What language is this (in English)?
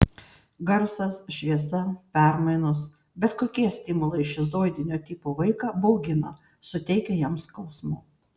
Lithuanian